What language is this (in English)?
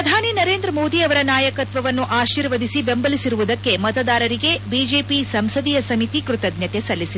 Kannada